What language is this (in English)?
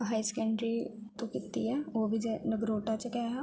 Dogri